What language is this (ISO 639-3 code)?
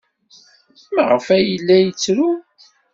kab